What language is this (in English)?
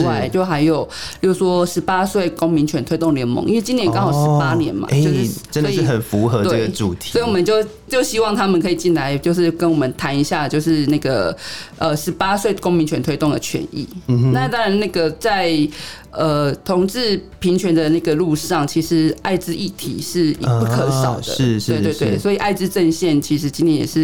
Chinese